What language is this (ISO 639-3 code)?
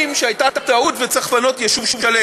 heb